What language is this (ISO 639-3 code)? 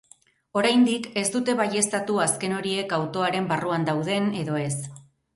eus